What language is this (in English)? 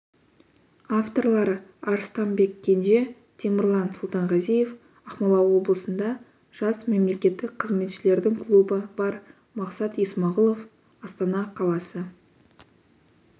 Kazakh